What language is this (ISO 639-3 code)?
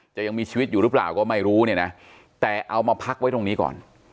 tha